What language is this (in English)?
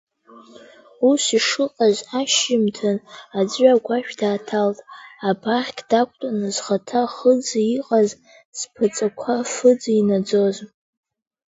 Abkhazian